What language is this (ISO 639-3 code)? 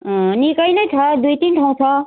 nep